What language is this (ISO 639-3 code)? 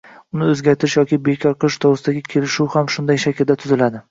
uzb